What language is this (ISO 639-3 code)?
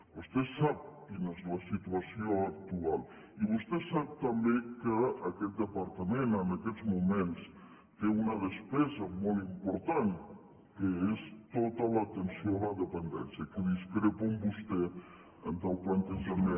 cat